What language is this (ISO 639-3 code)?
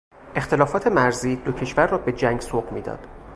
fas